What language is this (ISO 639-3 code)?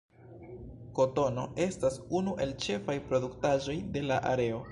epo